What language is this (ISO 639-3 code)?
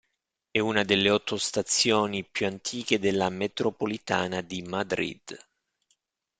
ita